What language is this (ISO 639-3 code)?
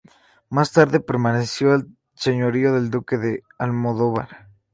spa